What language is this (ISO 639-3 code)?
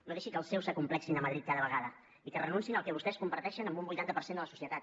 cat